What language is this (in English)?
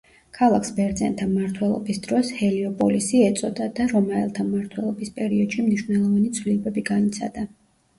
Georgian